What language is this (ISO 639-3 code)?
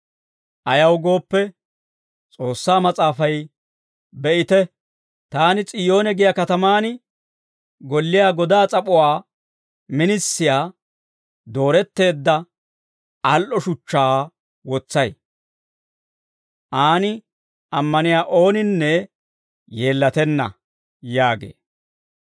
dwr